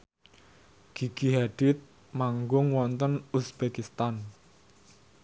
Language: Javanese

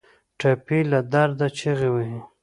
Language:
Pashto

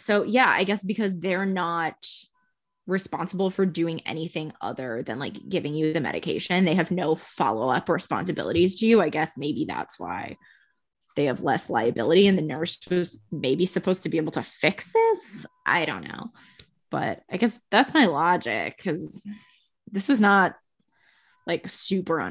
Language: English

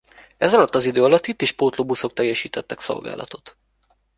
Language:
Hungarian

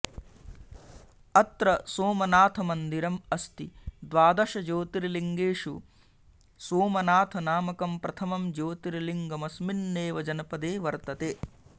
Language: Sanskrit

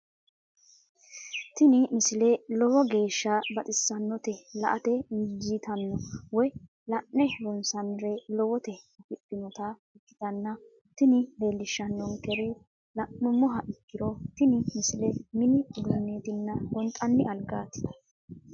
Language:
Sidamo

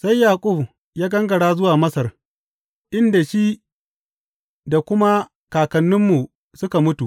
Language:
Hausa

